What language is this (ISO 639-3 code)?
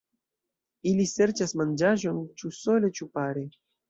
epo